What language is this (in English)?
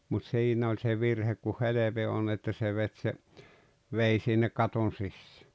Finnish